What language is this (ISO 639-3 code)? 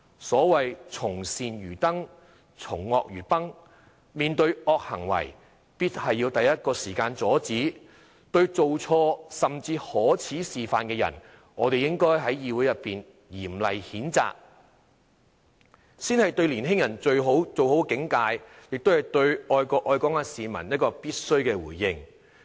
yue